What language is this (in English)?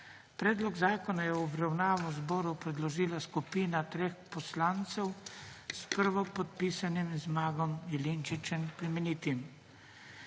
Slovenian